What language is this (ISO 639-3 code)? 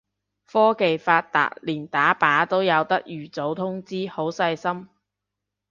yue